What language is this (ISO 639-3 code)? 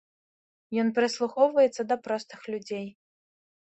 bel